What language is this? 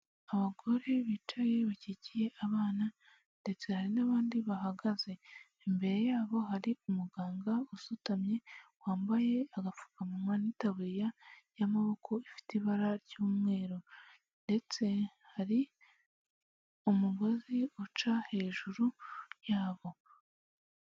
Kinyarwanda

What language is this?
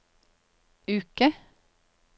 Norwegian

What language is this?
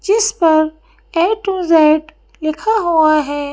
Hindi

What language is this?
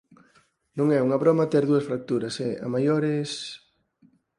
Galician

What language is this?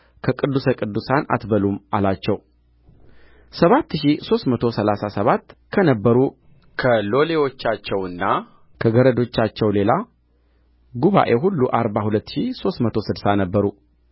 Amharic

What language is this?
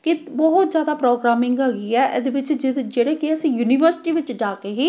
Punjabi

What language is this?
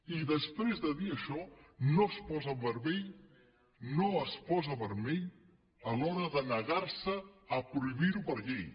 Catalan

